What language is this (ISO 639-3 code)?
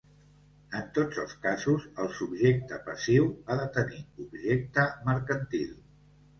cat